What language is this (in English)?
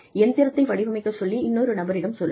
Tamil